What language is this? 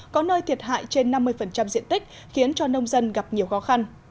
Vietnamese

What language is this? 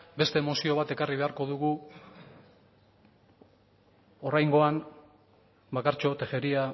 Basque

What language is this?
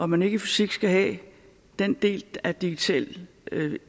Danish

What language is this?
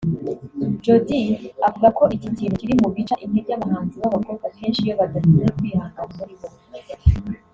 Kinyarwanda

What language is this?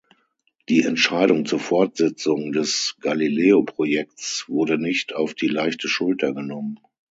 German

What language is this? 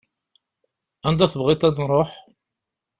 Kabyle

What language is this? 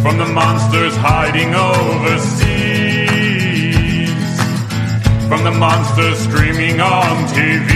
Persian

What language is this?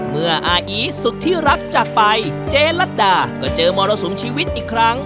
Thai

